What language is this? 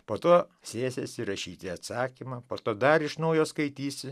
Lithuanian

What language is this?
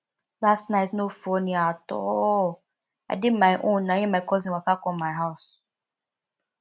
Nigerian Pidgin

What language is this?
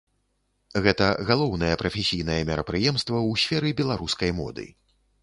Belarusian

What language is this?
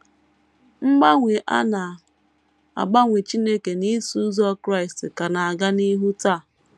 Igbo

